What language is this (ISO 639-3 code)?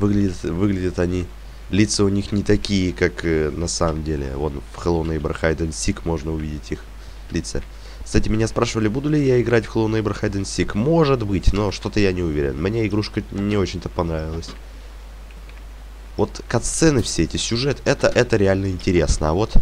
rus